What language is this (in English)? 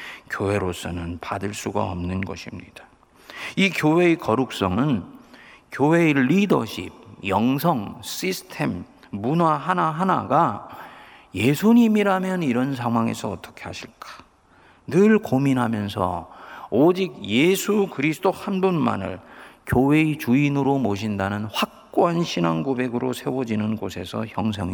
Korean